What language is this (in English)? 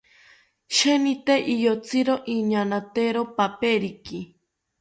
South Ucayali Ashéninka